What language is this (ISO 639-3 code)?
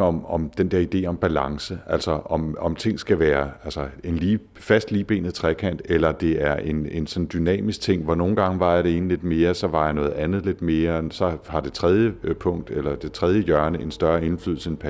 dan